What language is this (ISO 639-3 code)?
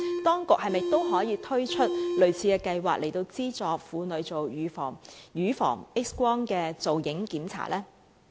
yue